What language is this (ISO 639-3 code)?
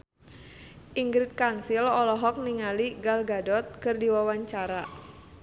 sun